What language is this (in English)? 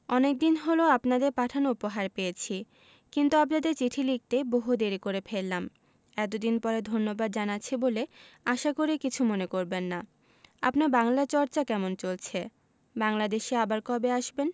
Bangla